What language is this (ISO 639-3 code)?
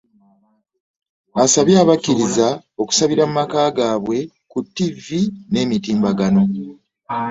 lug